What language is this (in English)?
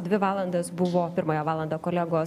Lithuanian